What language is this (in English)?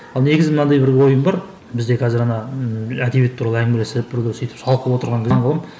Kazakh